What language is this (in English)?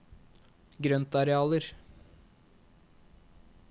Norwegian